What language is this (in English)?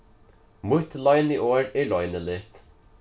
Faroese